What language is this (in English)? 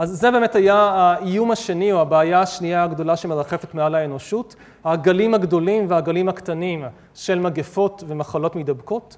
Hebrew